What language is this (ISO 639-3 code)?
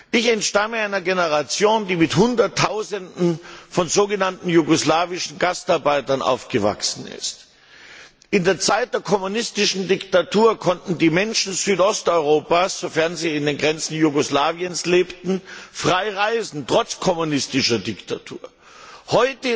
deu